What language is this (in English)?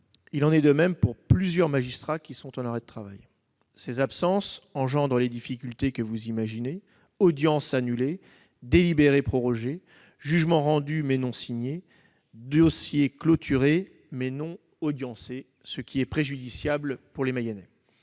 French